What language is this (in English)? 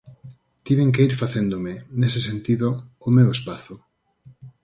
Galician